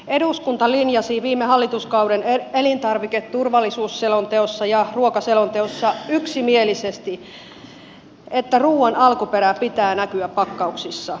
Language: Finnish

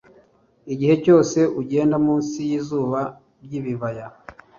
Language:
Kinyarwanda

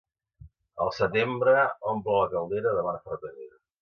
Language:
Catalan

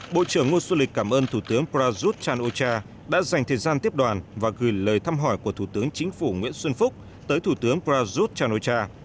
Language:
Vietnamese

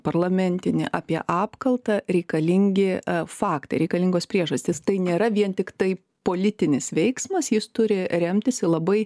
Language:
Lithuanian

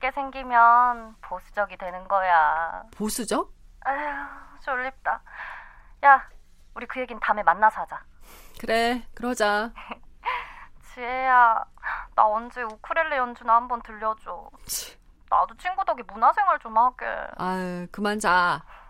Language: Korean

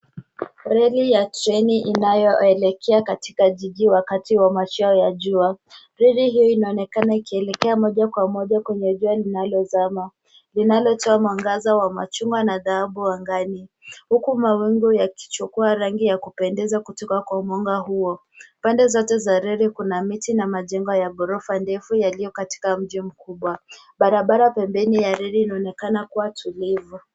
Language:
Swahili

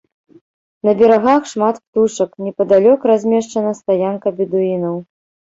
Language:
Belarusian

